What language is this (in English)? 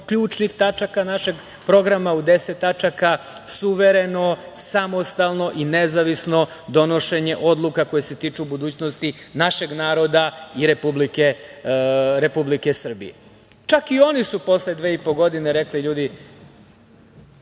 Serbian